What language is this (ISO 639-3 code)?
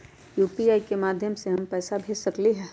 mag